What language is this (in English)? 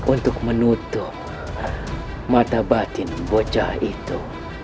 Indonesian